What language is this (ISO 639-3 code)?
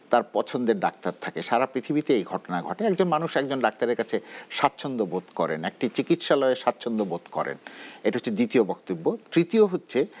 ben